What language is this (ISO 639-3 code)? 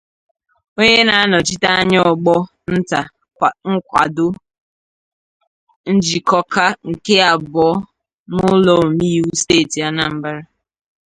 ibo